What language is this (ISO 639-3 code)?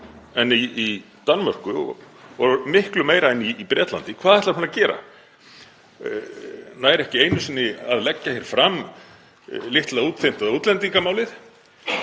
isl